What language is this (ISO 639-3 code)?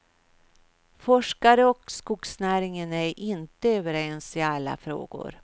swe